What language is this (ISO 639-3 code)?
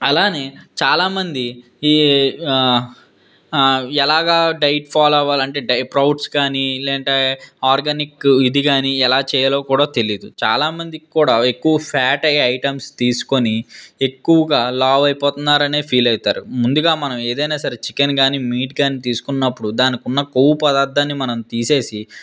tel